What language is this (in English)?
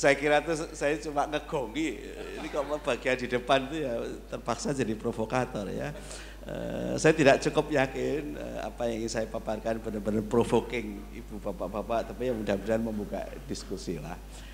Indonesian